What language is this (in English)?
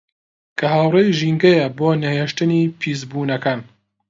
Central Kurdish